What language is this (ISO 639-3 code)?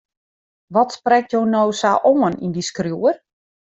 fry